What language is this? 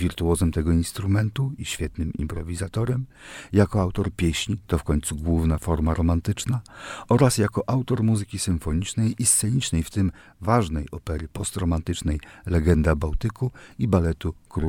Polish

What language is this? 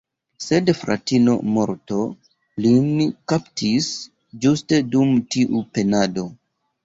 Esperanto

